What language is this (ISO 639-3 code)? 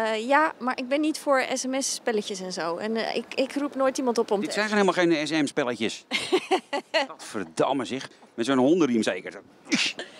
nld